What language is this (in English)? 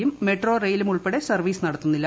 Malayalam